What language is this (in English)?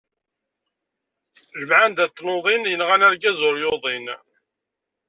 Kabyle